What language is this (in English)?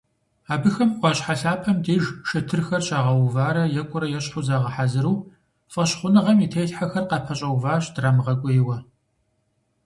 Kabardian